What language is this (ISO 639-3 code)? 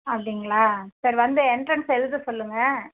tam